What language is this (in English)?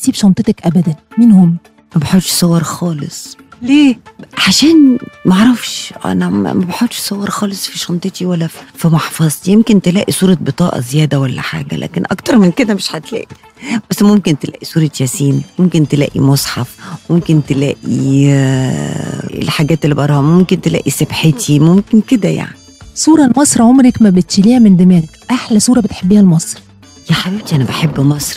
Arabic